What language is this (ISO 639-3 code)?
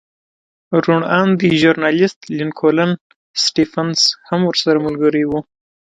pus